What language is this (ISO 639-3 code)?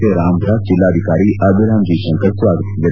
kan